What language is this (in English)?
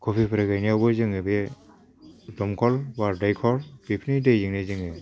Bodo